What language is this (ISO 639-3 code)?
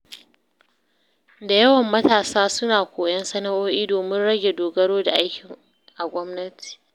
hau